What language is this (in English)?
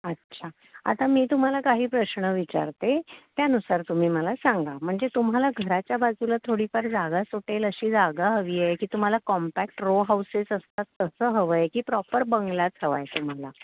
Marathi